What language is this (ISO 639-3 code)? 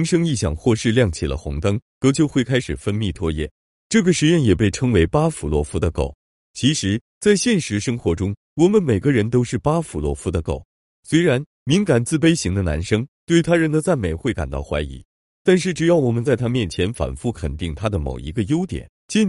zho